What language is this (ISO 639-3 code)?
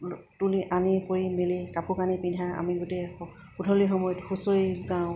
asm